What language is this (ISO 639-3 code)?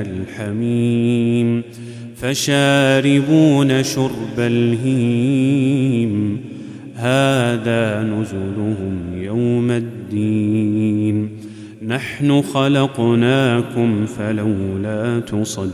ara